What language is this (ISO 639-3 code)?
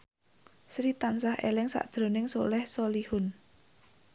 jav